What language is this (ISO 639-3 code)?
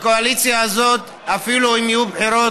heb